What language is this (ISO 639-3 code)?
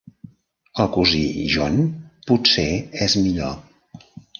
cat